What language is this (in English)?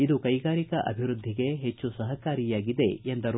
Kannada